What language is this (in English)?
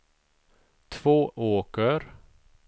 Swedish